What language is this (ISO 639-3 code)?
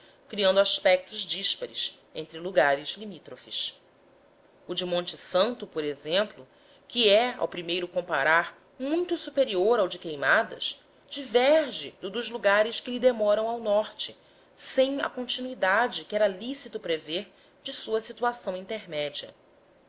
por